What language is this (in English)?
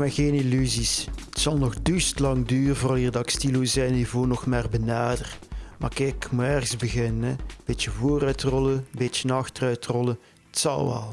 Dutch